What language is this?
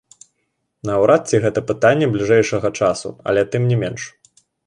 Belarusian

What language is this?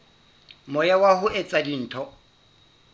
Southern Sotho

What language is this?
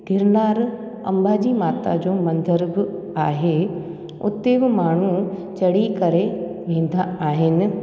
Sindhi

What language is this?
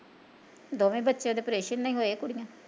Punjabi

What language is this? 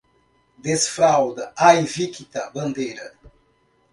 Portuguese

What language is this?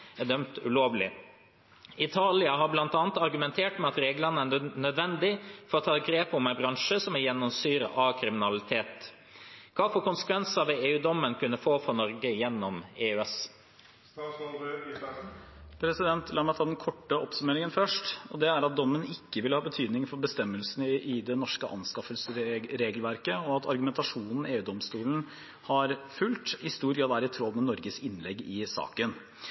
Norwegian Bokmål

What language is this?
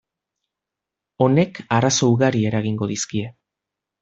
Basque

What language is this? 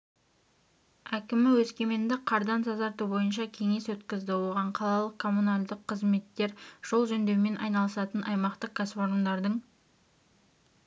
Kazakh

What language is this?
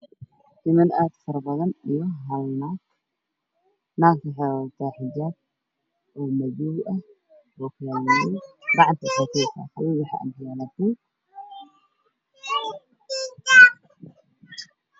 Somali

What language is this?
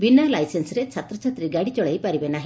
Odia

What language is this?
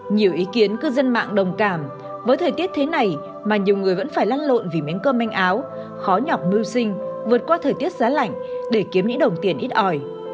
Vietnamese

